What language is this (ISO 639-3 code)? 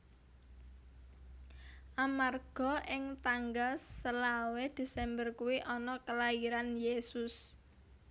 jav